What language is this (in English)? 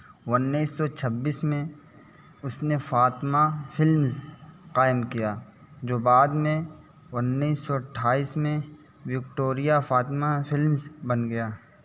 Urdu